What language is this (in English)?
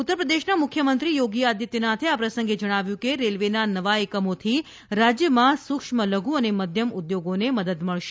Gujarati